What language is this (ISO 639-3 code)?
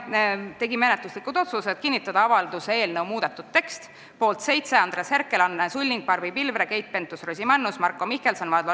est